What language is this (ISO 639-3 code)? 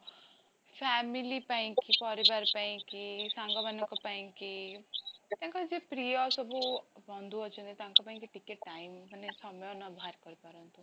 ori